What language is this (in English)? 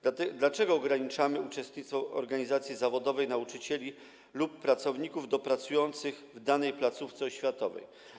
Polish